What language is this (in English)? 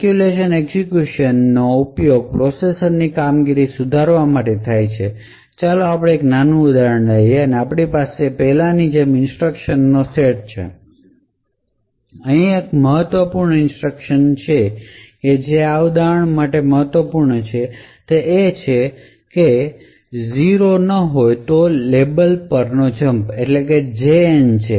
Gujarati